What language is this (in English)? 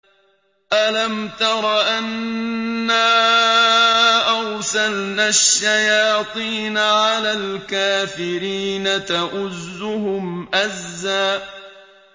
Arabic